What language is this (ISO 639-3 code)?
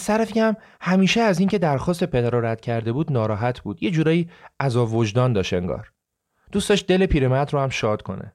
fas